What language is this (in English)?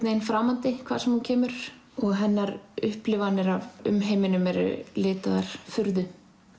Icelandic